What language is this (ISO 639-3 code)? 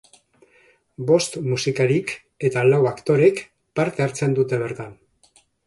eus